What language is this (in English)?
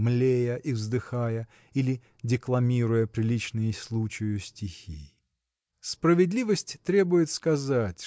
Russian